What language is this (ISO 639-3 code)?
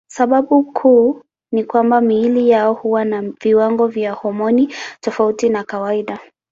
swa